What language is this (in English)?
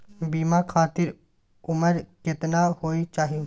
Maithili